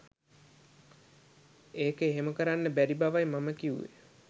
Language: Sinhala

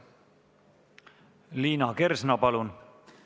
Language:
Estonian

